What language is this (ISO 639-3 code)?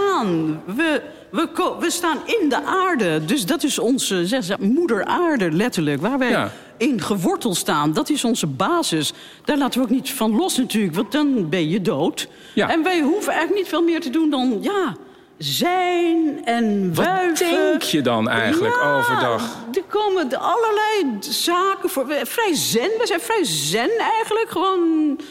nld